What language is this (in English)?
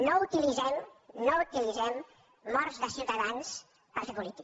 Catalan